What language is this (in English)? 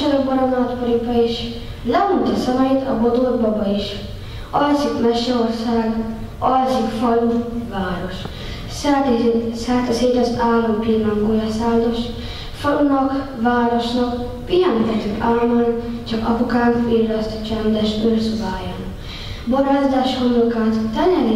Hungarian